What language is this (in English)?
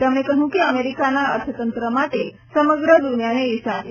Gujarati